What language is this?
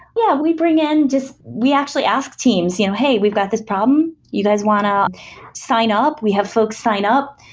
English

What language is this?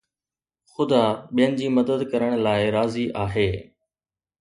Sindhi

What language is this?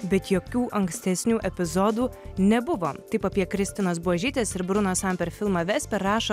Lithuanian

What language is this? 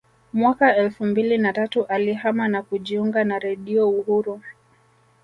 Swahili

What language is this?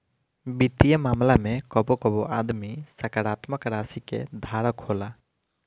Bhojpuri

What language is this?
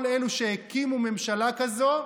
Hebrew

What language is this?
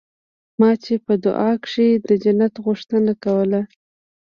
Pashto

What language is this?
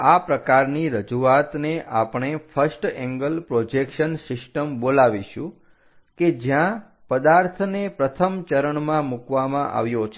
Gujarati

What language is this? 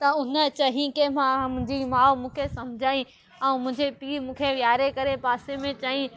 Sindhi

